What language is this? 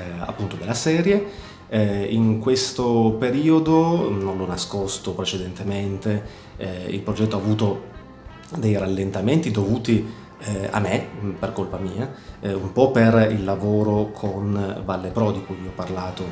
Italian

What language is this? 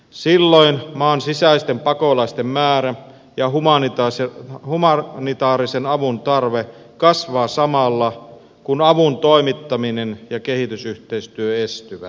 Finnish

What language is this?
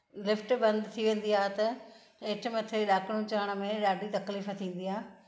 Sindhi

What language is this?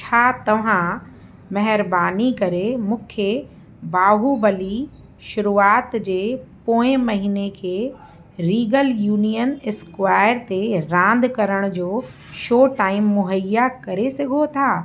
Sindhi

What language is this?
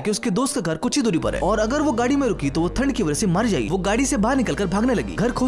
Hindi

